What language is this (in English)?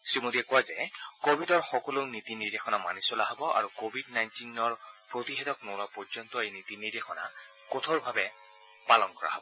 Assamese